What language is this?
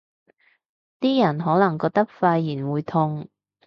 Cantonese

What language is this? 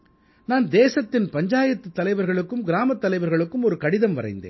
Tamil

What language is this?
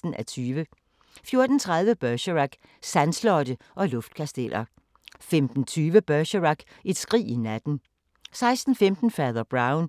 Danish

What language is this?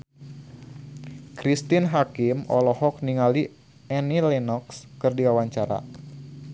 Sundanese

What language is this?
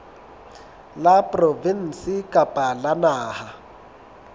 Southern Sotho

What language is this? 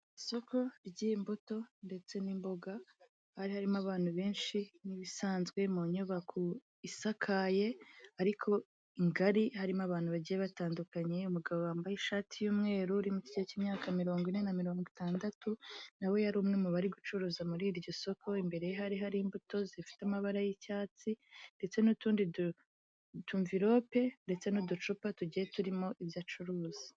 Kinyarwanda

